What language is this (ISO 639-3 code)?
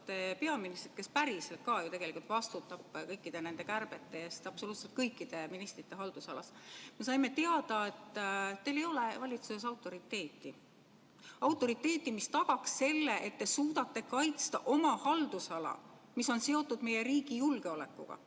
est